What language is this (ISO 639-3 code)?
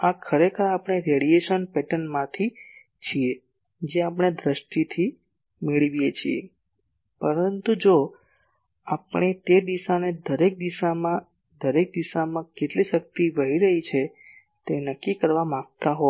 guj